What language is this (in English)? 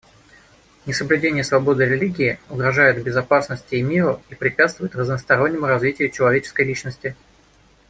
Russian